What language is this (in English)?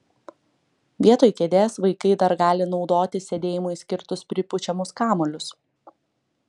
Lithuanian